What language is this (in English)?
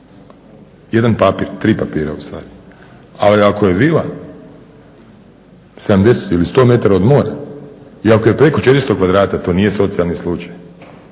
Croatian